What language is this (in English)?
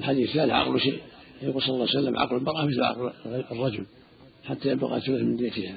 Arabic